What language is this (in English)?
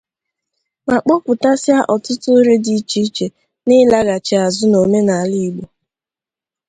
Igbo